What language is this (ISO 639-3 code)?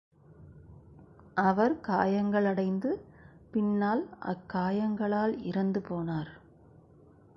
tam